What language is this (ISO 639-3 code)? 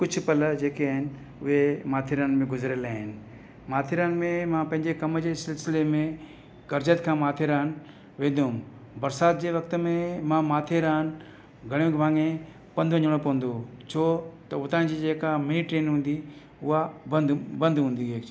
snd